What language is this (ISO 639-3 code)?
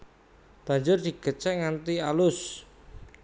jav